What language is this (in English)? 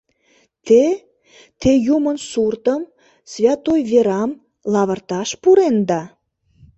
Mari